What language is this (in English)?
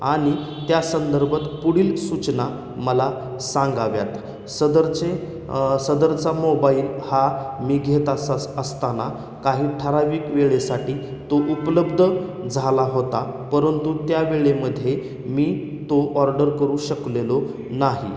Marathi